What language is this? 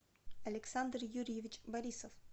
Russian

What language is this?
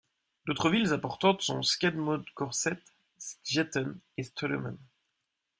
French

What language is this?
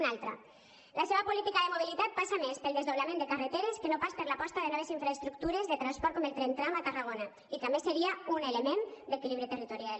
Catalan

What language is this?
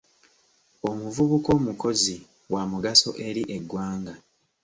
Ganda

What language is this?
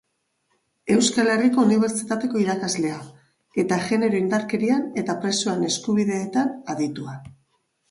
Basque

